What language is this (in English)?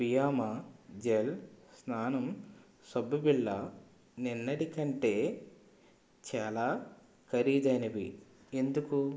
Telugu